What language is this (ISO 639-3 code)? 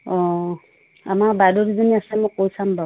asm